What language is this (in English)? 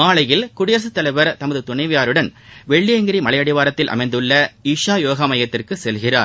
Tamil